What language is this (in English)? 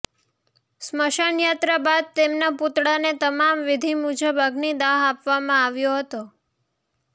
Gujarati